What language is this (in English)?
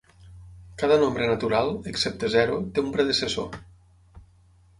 Catalan